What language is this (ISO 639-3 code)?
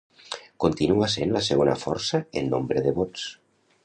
cat